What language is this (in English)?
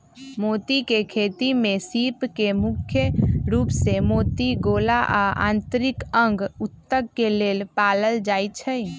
Magahi